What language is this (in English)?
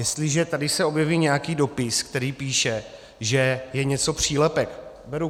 Czech